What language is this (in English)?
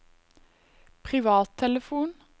Norwegian